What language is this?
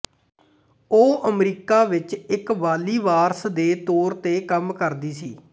Punjabi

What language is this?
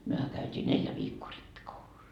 Finnish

